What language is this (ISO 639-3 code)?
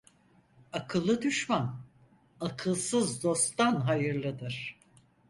tur